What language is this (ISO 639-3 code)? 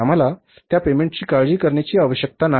mar